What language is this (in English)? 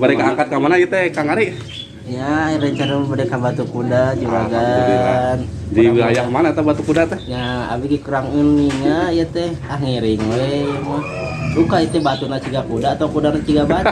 Indonesian